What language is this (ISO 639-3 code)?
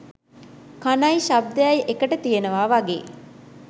sin